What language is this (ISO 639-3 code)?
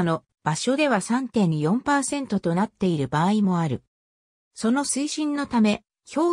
jpn